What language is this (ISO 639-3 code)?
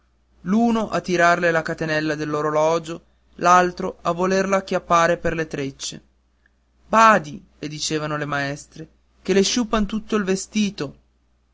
ita